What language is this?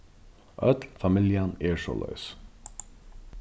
Faroese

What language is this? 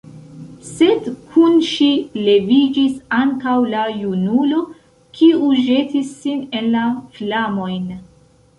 Esperanto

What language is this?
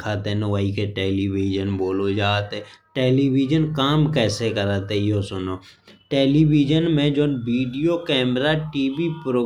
Bundeli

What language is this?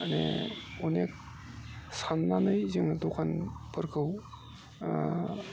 Bodo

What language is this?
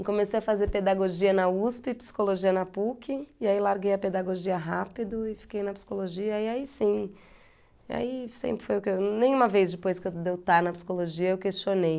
Portuguese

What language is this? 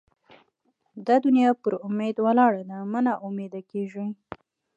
Pashto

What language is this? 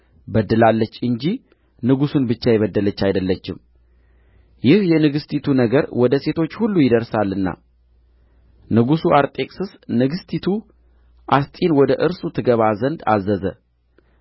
Amharic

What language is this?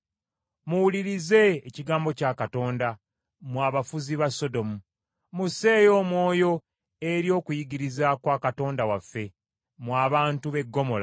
Ganda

